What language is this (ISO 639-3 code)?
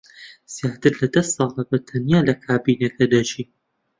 ckb